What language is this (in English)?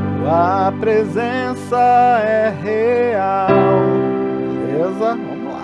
Portuguese